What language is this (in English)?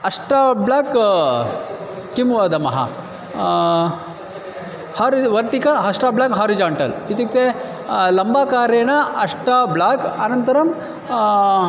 Sanskrit